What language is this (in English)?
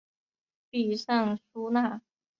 Chinese